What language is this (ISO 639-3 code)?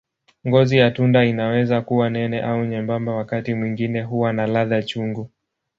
swa